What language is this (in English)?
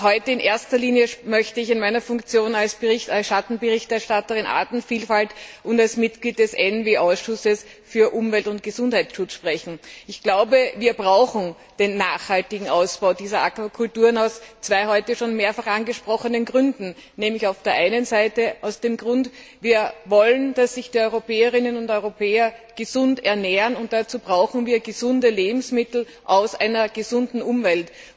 German